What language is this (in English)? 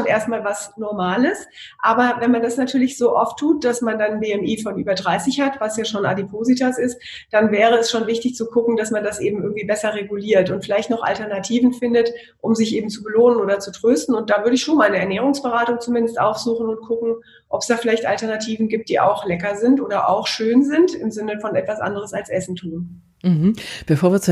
German